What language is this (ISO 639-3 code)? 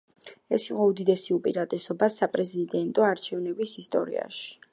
kat